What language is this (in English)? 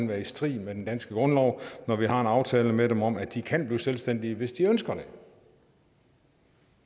Danish